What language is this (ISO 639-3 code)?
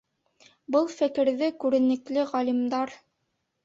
bak